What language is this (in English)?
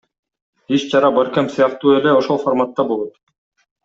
Kyrgyz